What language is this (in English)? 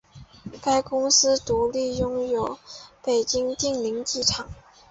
Chinese